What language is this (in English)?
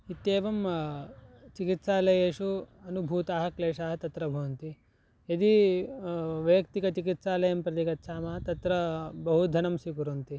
Sanskrit